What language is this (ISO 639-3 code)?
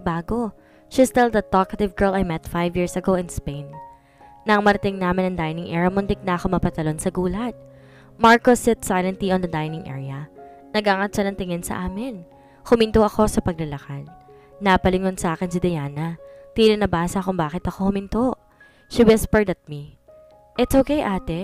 fil